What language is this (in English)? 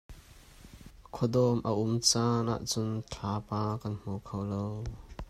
Hakha Chin